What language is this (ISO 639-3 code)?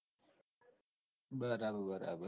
guj